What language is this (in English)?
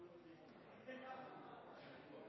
Norwegian Bokmål